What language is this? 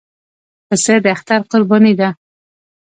Pashto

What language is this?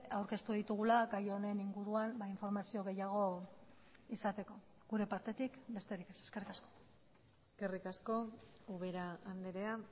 Basque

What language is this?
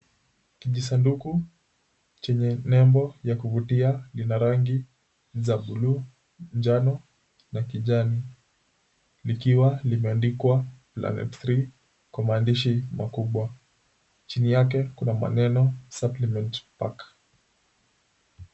Swahili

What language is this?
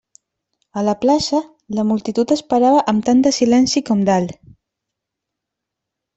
Catalan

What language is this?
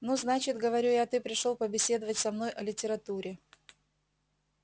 Russian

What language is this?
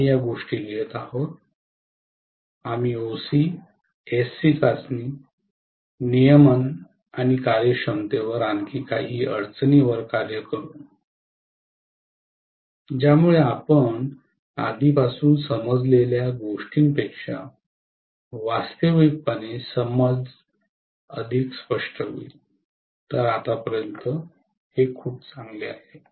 Marathi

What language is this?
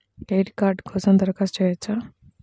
Telugu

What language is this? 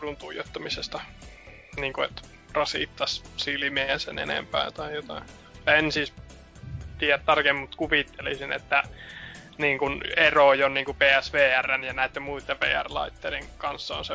Finnish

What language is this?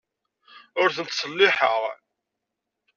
Kabyle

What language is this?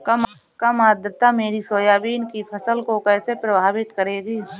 Hindi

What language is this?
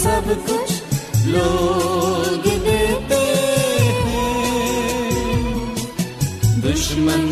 Hindi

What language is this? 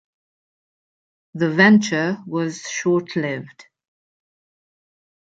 English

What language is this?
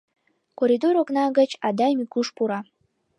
Mari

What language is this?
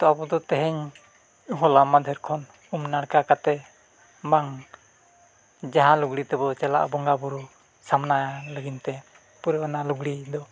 Santali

